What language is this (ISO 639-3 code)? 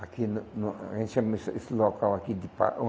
por